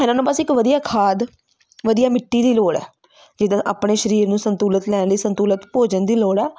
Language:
Punjabi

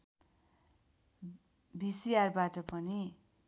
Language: Nepali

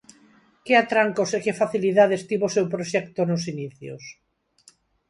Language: Galician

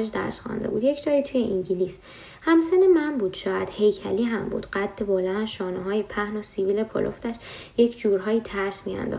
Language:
Persian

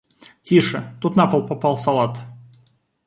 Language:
Russian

